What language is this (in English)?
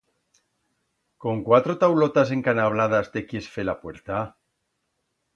Aragonese